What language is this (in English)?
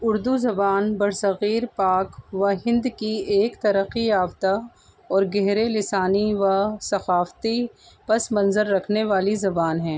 Urdu